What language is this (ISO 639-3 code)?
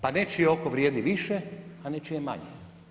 hrv